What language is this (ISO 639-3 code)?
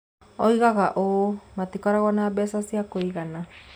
kik